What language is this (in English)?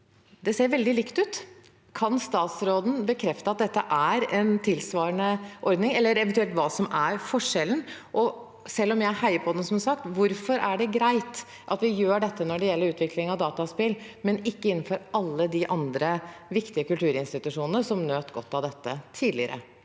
Norwegian